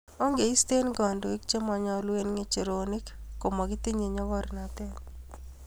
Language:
Kalenjin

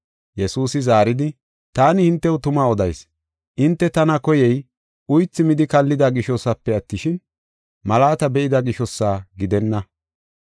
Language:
Gofa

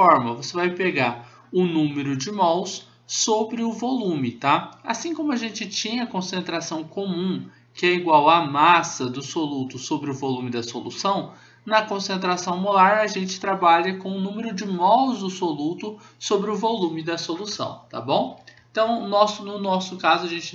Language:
Portuguese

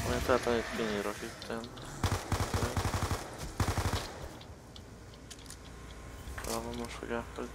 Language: Hungarian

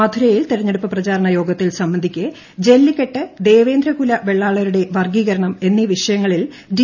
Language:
Malayalam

